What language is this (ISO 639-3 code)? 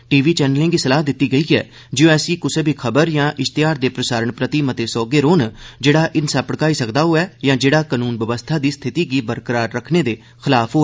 doi